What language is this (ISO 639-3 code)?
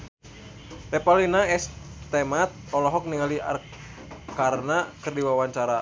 sun